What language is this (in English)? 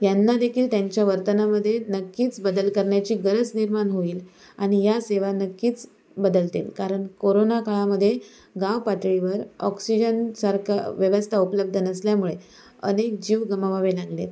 Marathi